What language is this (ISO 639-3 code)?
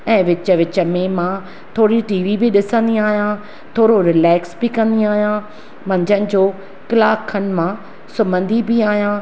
snd